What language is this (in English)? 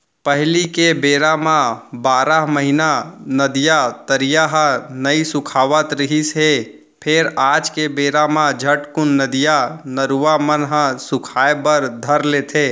Chhattisgarhi